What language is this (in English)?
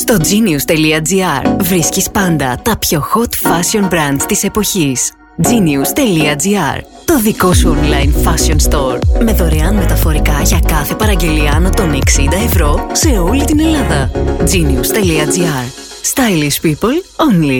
Greek